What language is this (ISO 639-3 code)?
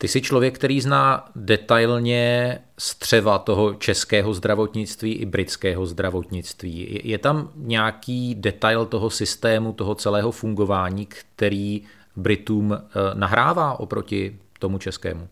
ces